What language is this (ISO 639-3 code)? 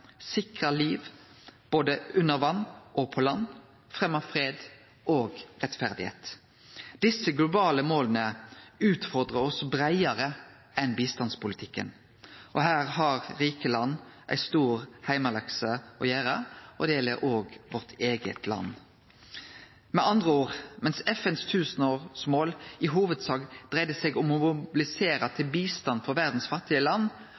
nno